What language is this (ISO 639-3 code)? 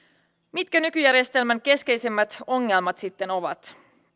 fin